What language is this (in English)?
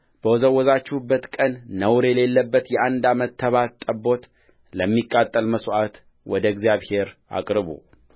Amharic